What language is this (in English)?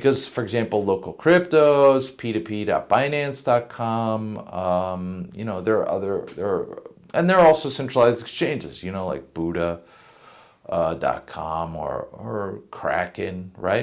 English